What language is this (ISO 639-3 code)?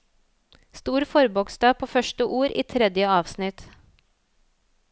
nor